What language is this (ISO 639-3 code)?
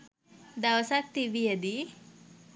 sin